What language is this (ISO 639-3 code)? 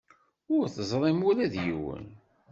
kab